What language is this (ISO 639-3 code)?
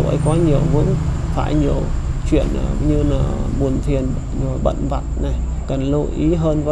vie